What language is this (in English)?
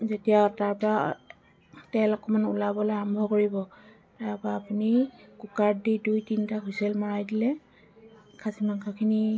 Assamese